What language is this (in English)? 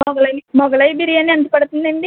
Telugu